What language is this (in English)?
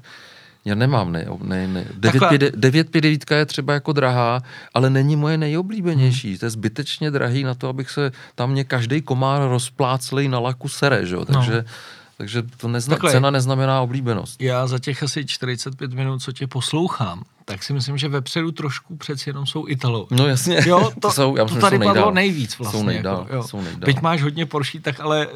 Czech